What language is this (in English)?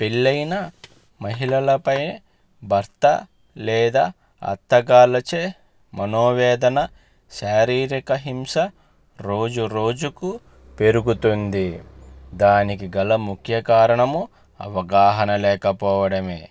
Telugu